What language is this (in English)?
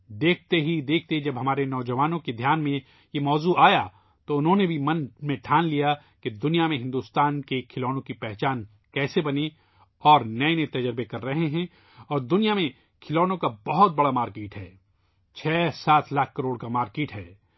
Urdu